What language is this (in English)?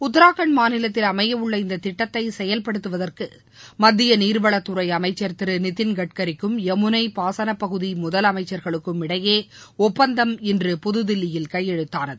Tamil